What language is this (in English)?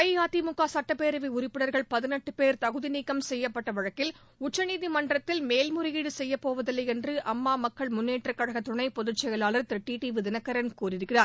Tamil